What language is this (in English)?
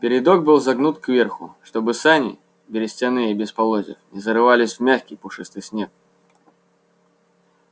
Russian